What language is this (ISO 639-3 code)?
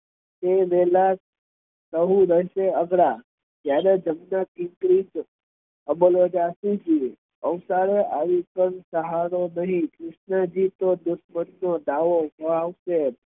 guj